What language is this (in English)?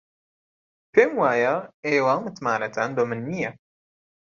Central Kurdish